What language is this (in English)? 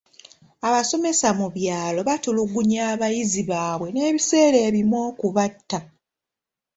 Ganda